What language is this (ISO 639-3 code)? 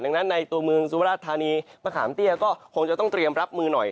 tha